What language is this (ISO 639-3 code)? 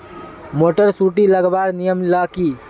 mag